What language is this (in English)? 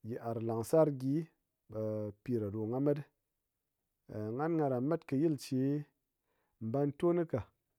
Ngas